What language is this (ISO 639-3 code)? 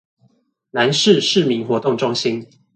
zho